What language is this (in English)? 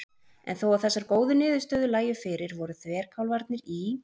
Icelandic